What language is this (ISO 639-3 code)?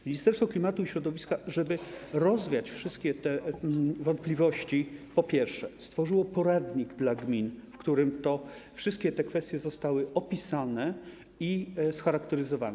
pol